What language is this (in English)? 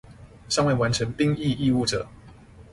Chinese